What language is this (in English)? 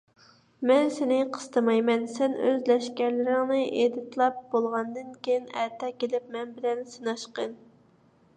Uyghur